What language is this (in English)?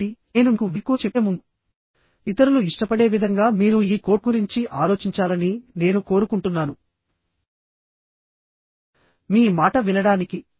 Telugu